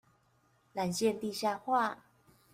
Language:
Chinese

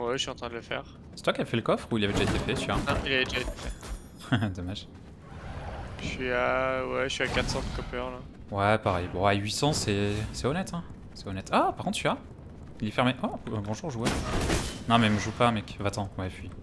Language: French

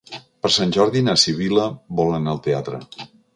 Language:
Catalan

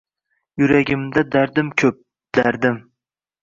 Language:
Uzbek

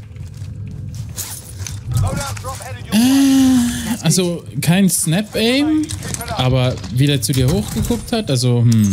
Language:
German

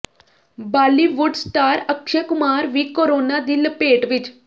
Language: Punjabi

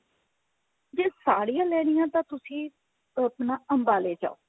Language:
Punjabi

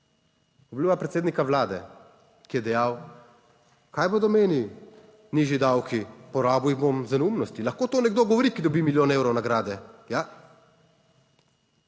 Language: Slovenian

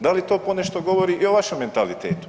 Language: Croatian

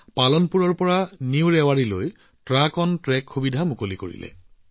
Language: Assamese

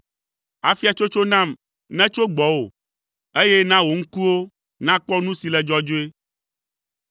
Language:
Ewe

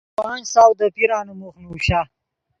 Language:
Yidgha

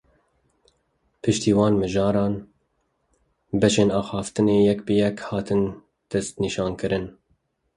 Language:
Kurdish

